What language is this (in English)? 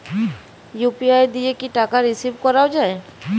Bangla